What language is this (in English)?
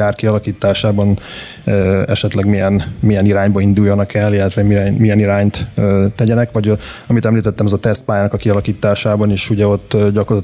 Hungarian